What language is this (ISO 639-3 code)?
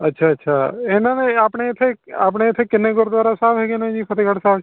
pan